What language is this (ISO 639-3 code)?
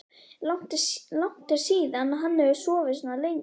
isl